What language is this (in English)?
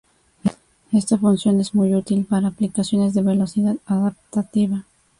Spanish